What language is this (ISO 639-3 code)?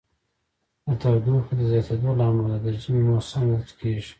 pus